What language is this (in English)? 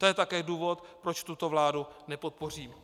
Czech